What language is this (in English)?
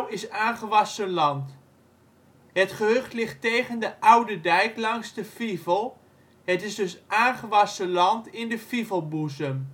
Dutch